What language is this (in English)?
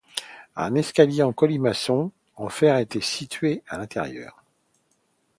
French